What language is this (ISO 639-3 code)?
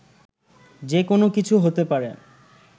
ben